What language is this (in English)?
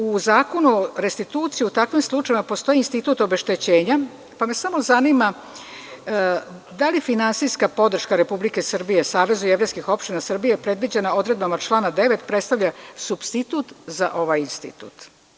Serbian